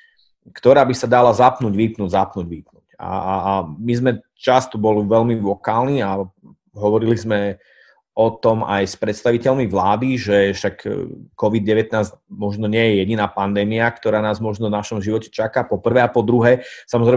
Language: Slovak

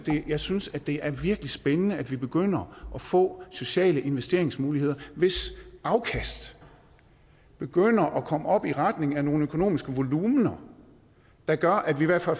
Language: Danish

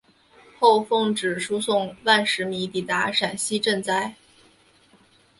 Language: Chinese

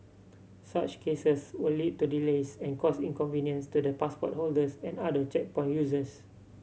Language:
English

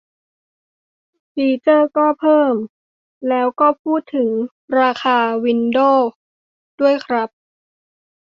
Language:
Thai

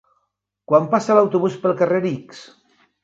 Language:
Catalan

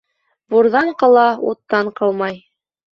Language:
Bashkir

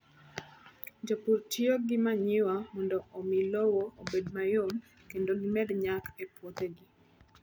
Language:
Luo (Kenya and Tanzania)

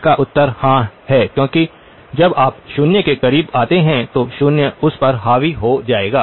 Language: Hindi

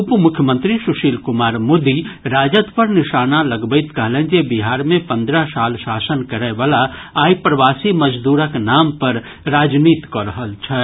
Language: Maithili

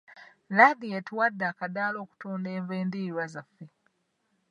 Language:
Ganda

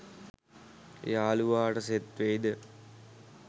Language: Sinhala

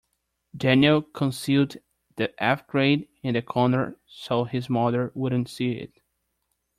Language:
English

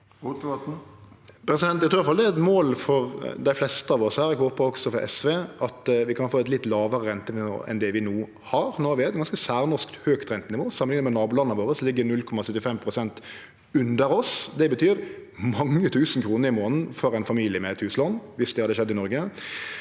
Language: Norwegian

